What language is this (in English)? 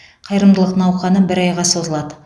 Kazakh